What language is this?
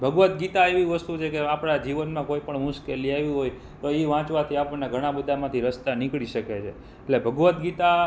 Gujarati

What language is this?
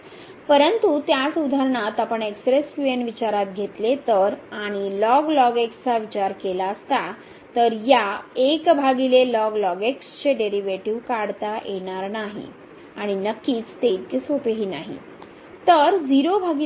Marathi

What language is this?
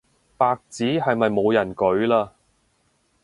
Cantonese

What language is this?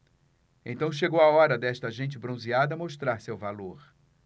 Portuguese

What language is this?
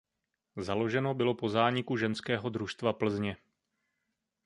Czech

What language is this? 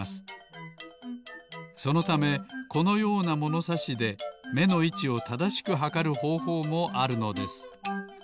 Japanese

